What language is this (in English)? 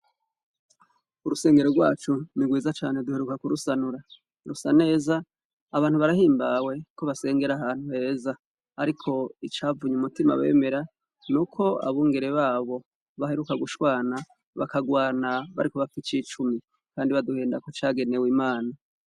Rundi